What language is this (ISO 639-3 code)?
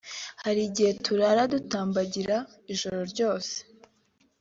kin